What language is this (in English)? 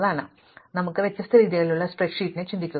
Malayalam